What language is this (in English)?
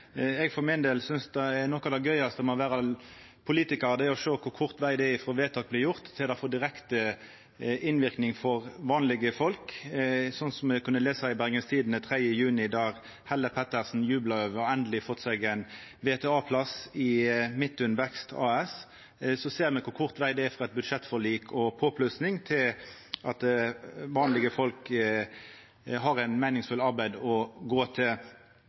Norwegian Nynorsk